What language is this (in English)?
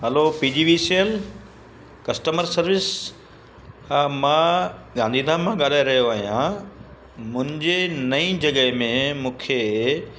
Sindhi